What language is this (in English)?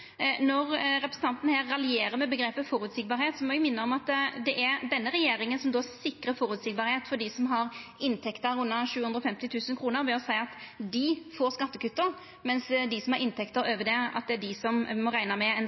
Norwegian Nynorsk